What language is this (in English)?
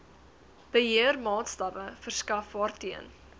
Afrikaans